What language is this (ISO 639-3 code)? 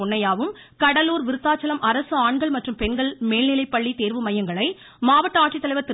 tam